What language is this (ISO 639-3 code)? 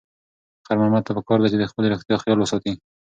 pus